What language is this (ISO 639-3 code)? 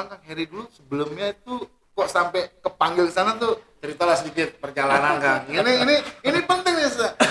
ind